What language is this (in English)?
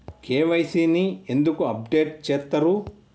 Telugu